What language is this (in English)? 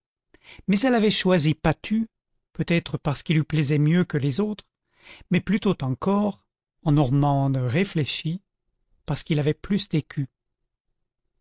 French